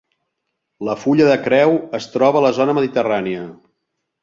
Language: Catalan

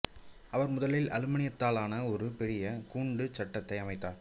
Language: Tamil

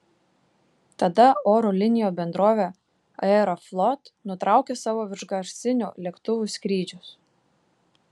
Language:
Lithuanian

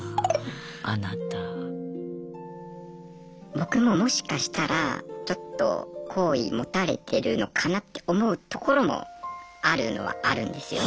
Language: Japanese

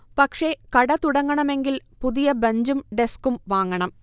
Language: Malayalam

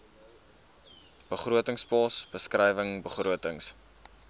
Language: Afrikaans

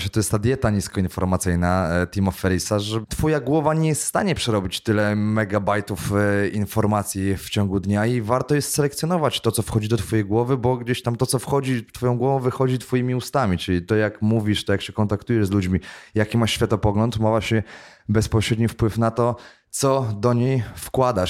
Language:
Polish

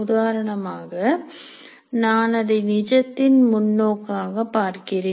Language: Tamil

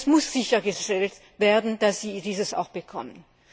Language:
German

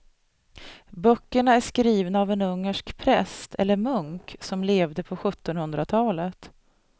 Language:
Swedish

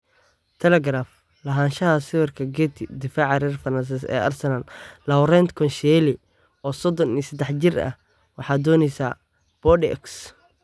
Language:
Somali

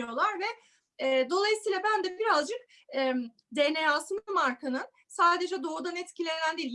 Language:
Turkish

